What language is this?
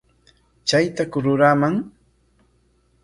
Corongo Ancash Quechua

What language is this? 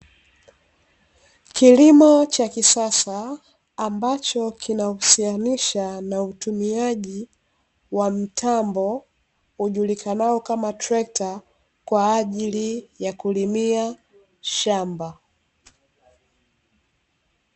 Swahili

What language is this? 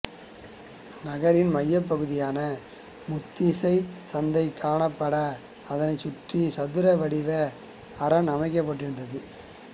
Tamil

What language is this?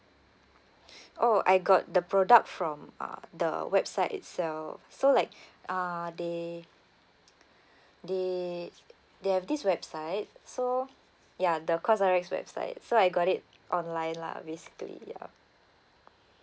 English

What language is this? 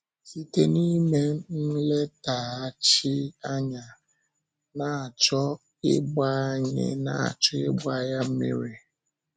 Igbo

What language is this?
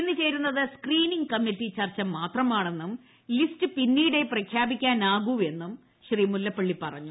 Malayalam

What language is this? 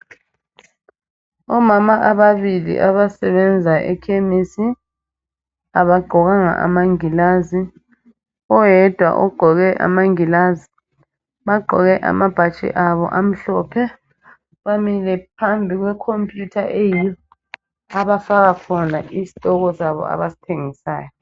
North Ndebele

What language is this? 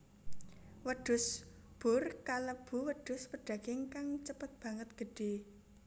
Javanese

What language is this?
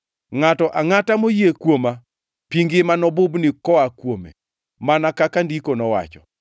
Luo (Kenya and Tanzania)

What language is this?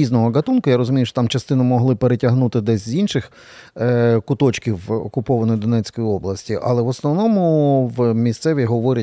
Ukrainian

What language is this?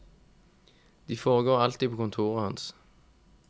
Norwegian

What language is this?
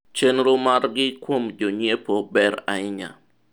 Luo (Kenya and Tanzania)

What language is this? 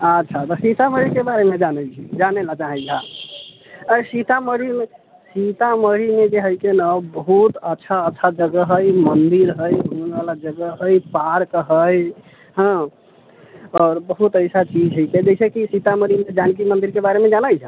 Maithili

